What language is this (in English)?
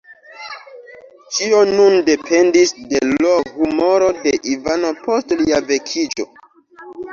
Esperanto